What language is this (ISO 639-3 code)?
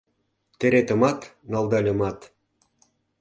chm